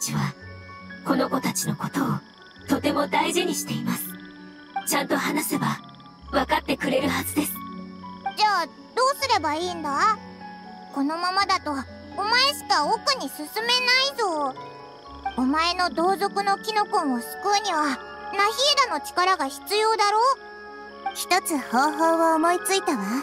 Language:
Japanese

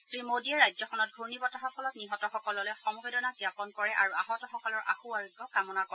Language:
Assamese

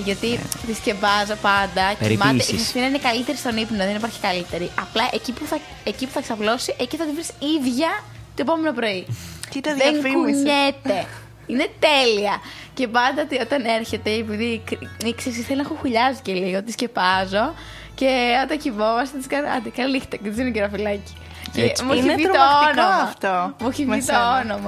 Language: Greek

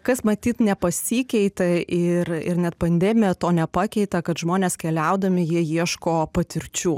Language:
Lithuanian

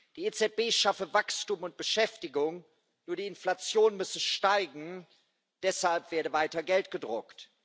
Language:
German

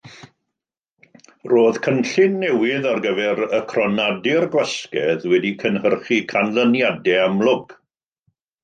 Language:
Welsh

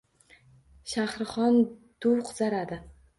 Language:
Uzbek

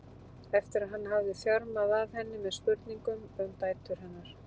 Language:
Icelandic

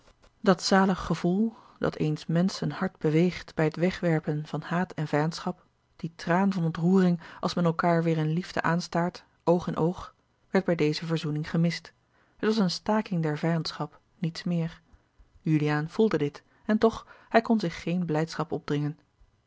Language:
Dutch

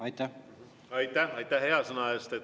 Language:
Estonian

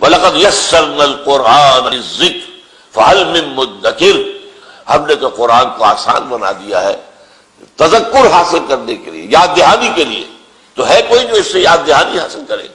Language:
Urdu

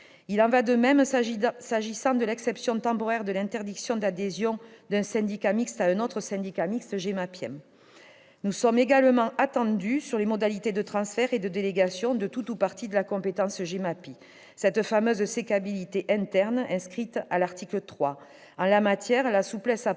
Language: French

